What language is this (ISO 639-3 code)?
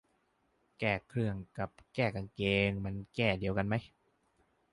tha